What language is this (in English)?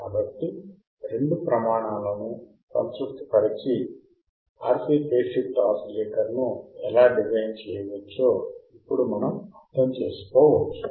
Telugu